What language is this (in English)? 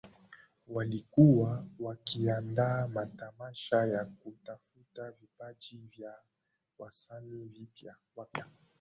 Swahili